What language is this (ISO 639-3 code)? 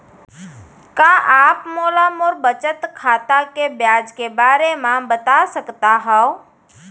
hne